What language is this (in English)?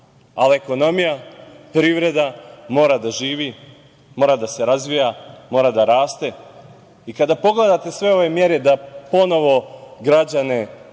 Serbian